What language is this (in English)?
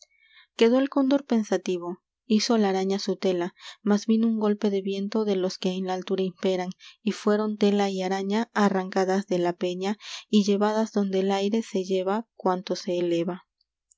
Spanish